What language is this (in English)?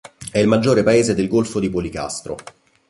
Italian